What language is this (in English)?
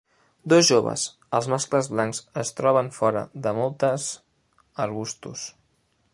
Catalan